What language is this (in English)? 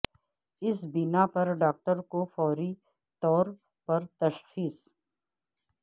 Urdu